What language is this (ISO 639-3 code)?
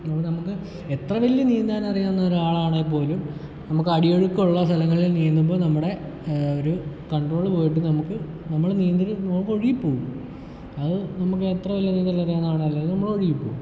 mal